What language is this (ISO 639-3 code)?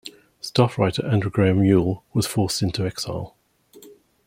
eng